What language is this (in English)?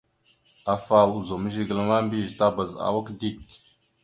Mada (Cameroon)